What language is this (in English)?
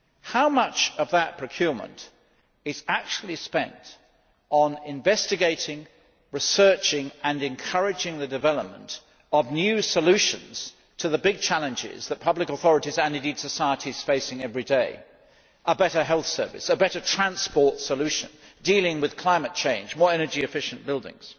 English